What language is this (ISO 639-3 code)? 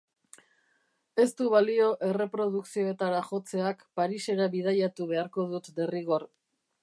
eus